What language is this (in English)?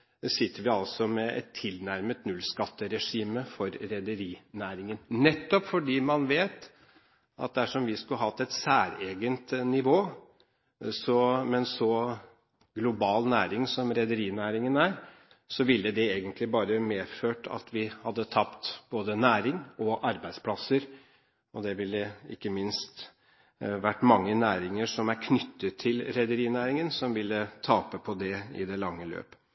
Norwegian Bokmål